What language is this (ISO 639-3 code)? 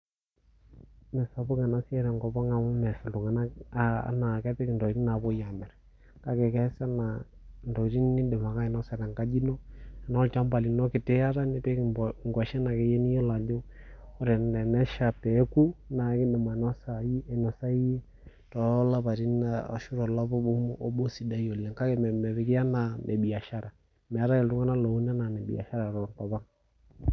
mas